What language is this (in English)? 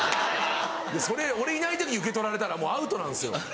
Japanese